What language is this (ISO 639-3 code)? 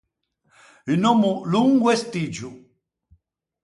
lij